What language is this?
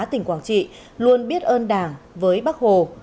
Vietnamese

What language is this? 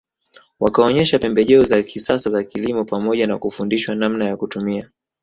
Swahili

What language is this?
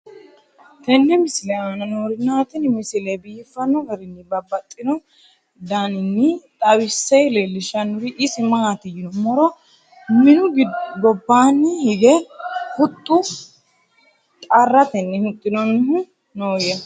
Sidamo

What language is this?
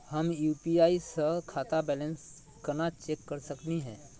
Magahi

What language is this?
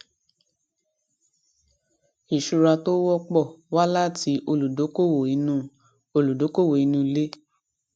Yoruba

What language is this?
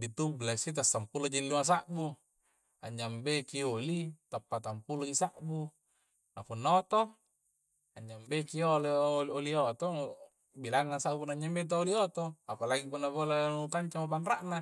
Coastal Konjo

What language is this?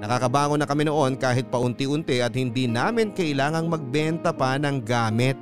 Filipino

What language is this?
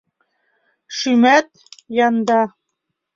Mari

